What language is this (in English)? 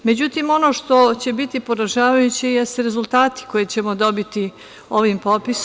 Serbian